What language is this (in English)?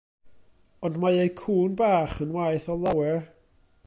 Welsh